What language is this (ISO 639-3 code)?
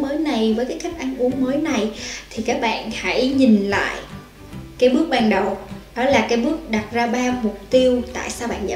vie